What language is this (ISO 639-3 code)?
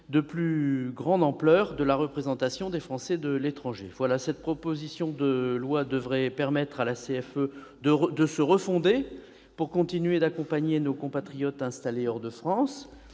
fra